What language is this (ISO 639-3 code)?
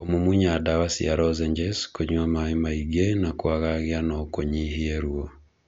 kik